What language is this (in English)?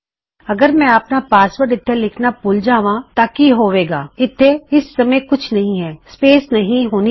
Punjabi